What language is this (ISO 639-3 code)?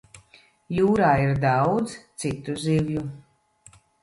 lav